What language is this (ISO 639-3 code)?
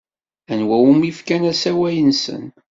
kab